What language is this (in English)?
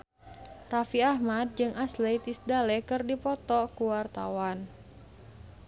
Sundanese